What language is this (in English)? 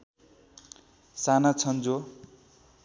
Nepali